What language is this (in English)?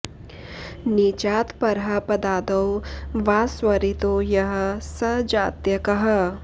Sanskrit